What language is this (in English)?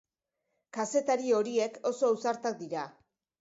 Basque